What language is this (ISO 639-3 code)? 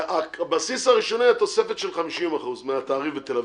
heb